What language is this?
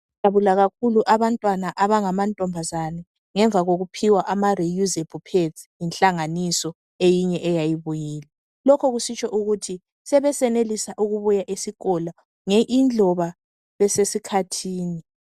North Ndebele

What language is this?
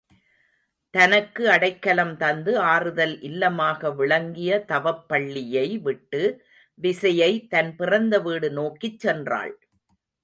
Tamil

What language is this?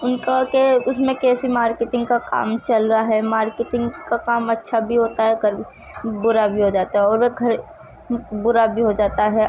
Urdu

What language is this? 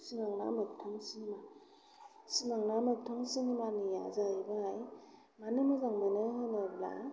Bodo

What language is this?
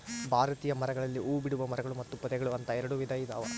Kannada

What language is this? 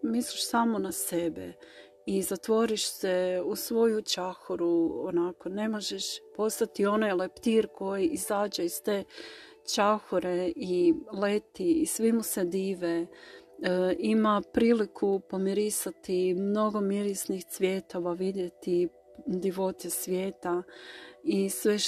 Croatian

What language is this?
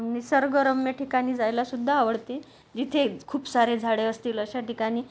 Marathi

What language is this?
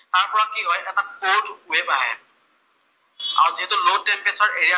Assamese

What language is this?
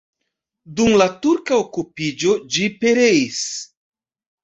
Esperanto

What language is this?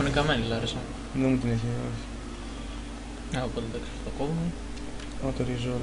Greek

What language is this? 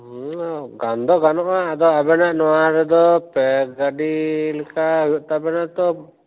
Santali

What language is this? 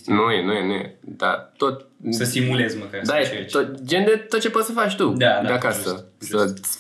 Romanian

